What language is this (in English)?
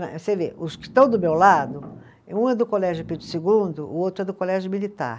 Portuguese